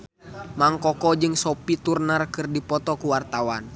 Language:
Sundanese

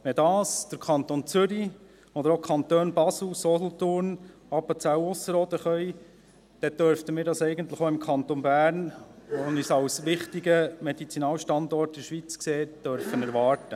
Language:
Swiss German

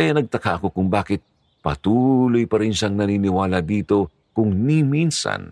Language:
Filipino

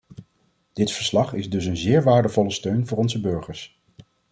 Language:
Dutch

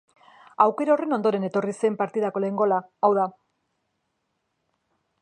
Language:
Basque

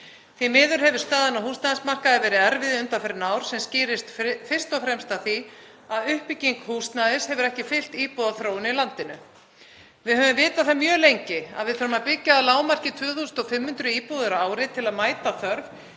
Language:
Icelandic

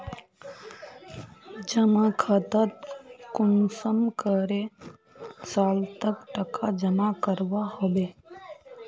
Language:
Magahi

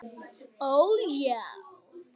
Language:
Icelandic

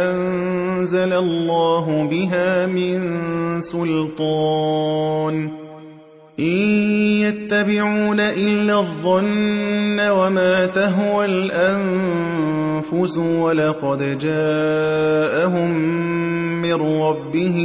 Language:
Arabic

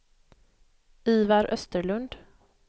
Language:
Swedish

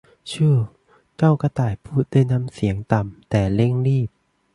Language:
Thai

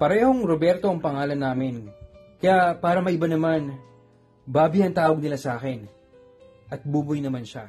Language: Filipino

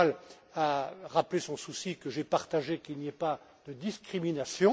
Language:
French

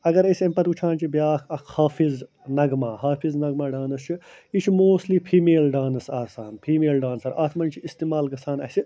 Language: Kashmiri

